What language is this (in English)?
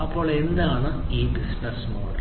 Malayalam